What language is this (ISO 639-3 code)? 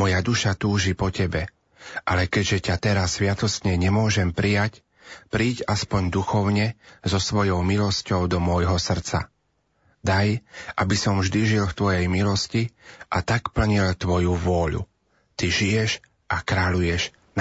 slk